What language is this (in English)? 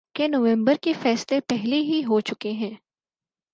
Urdu